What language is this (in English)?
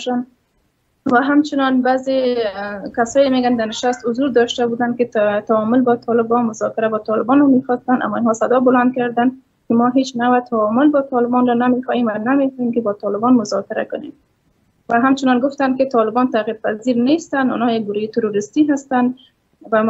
Persian